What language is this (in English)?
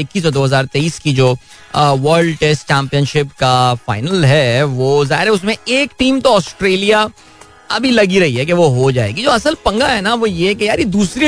Hindi